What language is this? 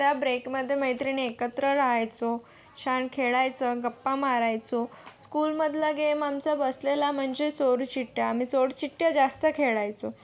Marathi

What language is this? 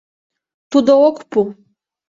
Mari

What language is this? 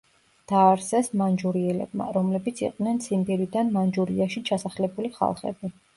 Georgian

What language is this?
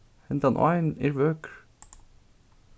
Faroese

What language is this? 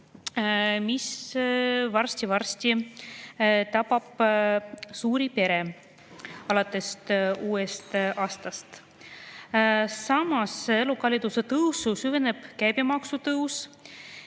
Estonian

